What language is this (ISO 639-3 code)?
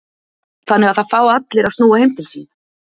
isl